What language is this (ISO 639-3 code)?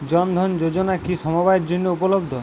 ben